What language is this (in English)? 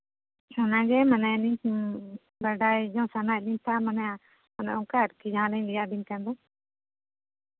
Santali